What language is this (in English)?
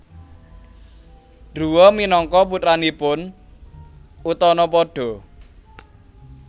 Javanese